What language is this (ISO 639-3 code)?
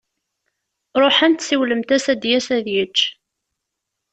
kab